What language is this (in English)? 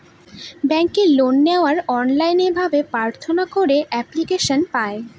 Bangla